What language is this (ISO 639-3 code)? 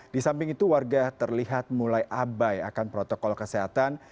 ind